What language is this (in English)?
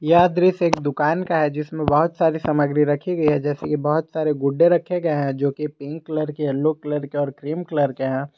Hindi